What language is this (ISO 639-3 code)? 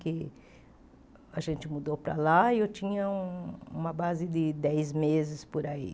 por